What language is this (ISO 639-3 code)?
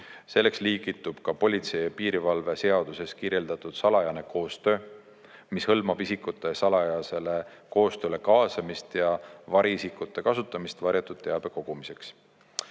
est